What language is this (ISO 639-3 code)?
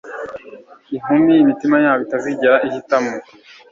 kin